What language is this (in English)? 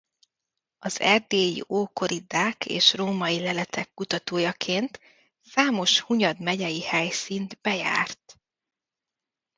Hungarian